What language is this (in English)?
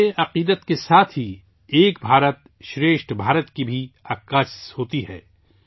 Urdu